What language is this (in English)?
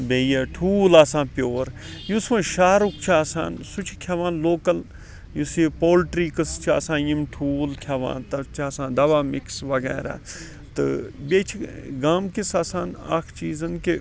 Kashmiri